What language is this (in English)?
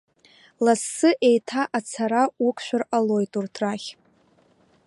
Abkhazian